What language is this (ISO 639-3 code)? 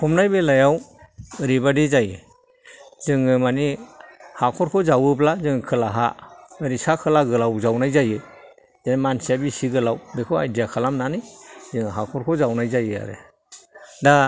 brx